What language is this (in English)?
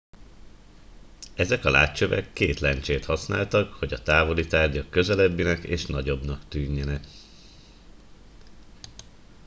Hungarian